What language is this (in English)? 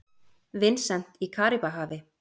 Icelandic